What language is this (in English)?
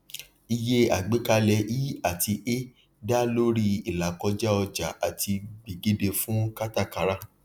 Yoruba